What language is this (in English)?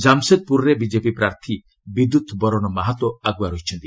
Odia